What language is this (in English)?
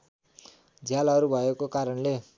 Nepali